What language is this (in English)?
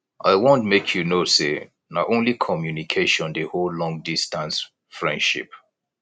Nigerian Pidgin